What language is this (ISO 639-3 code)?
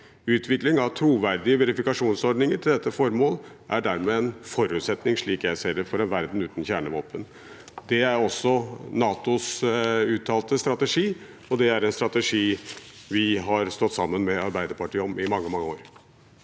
nor